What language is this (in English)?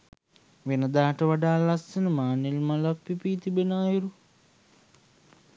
Sinhala